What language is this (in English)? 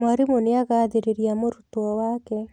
Kikuyu